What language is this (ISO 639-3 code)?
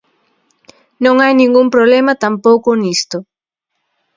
glg